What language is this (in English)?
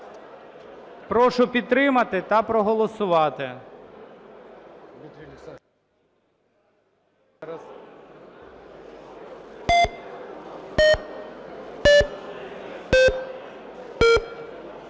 Ukrainian